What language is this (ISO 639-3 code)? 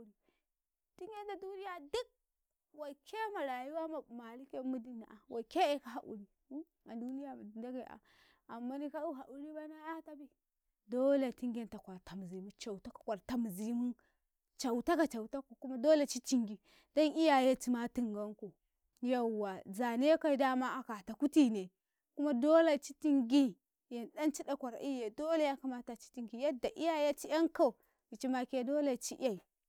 kai